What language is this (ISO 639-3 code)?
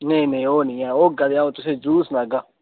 doi